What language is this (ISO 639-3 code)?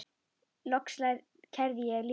isl